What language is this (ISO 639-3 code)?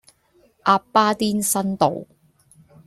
yue